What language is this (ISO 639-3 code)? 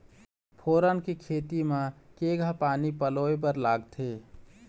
hne